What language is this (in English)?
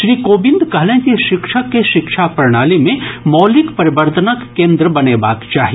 Maithili